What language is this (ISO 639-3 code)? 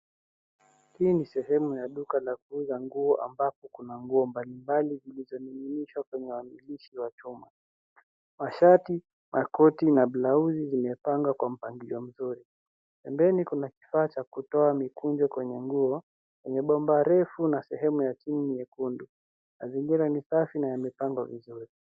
swa